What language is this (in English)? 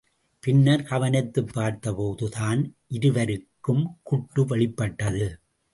Tamil